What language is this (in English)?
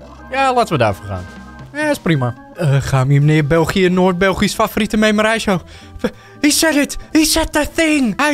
Dutch